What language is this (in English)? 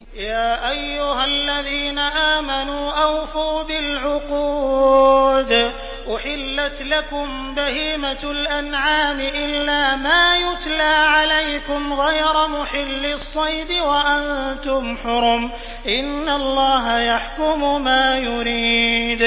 Arabic